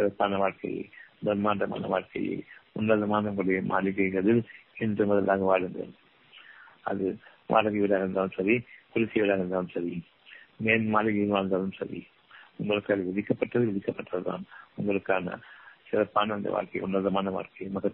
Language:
Tamil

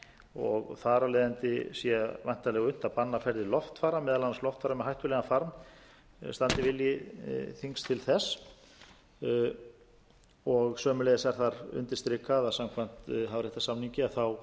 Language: Icelandic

